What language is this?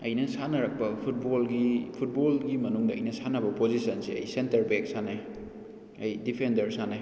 Manipuri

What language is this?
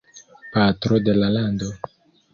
Esperanto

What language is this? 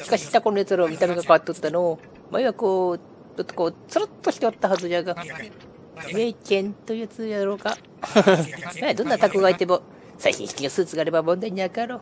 Japanese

